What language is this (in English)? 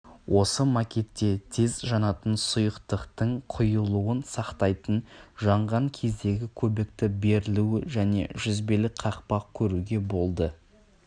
Kazakh